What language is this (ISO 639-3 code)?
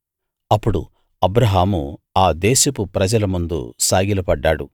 tel